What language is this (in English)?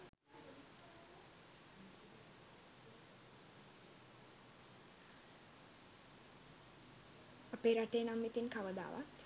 Sinhala